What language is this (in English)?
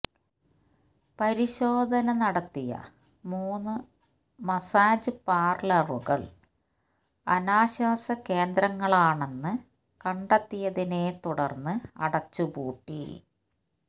Malayalam